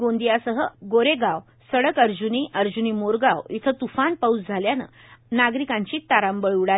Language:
Marathi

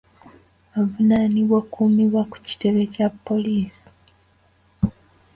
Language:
Ganda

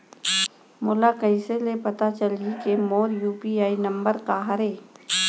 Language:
Chhattisgarhi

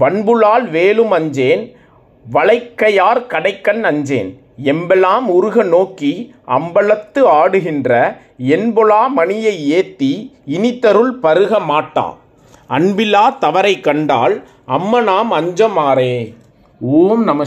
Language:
Tamil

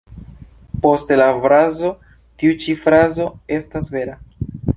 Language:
Esperanto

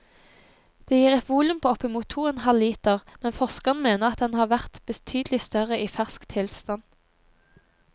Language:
Norwegian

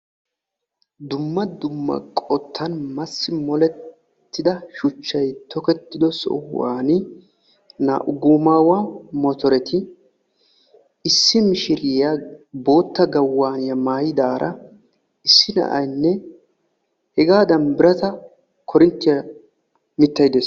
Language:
Wolaytta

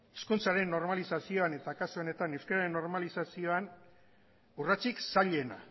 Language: Basque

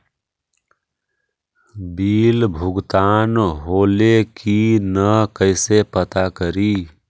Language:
Magahi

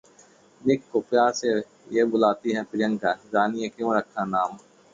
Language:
Hindi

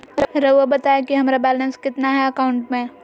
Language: Magahi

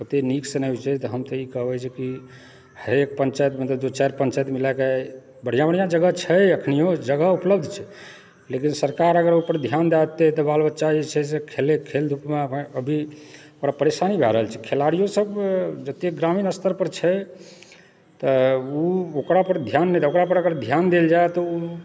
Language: Maithili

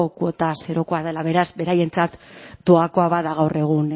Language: Basque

